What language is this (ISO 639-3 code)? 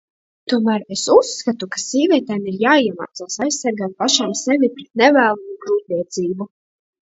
lav